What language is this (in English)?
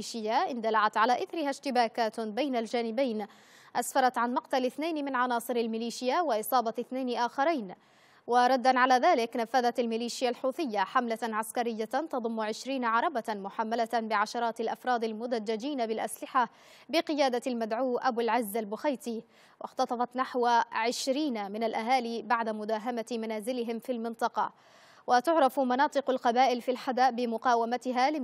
Arabic